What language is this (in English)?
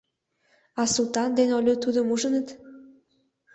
Mari